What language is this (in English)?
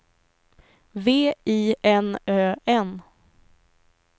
Swedish